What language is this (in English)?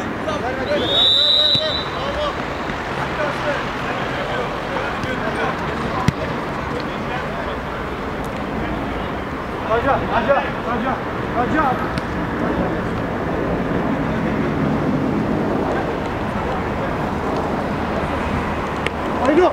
Turkish